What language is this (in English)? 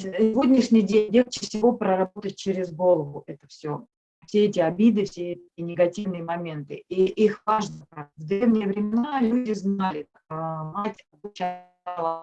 Russian